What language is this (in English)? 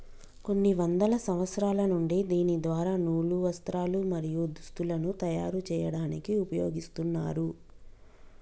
Telugu